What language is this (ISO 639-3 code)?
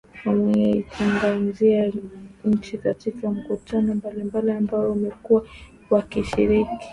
swa